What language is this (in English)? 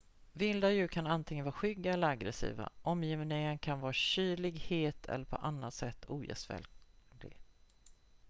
Swedish